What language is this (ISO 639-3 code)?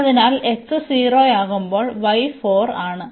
mal